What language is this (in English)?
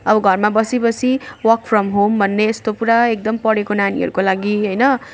Nepali